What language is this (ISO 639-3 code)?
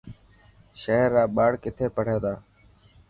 mki